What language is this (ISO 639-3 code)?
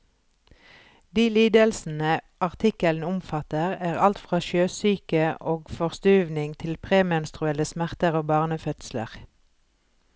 nor